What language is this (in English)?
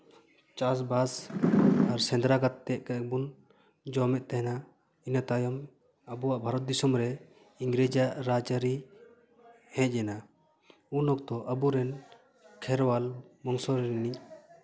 Santali